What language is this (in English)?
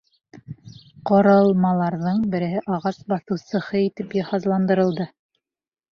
Bashkir